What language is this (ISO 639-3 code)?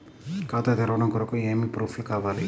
tel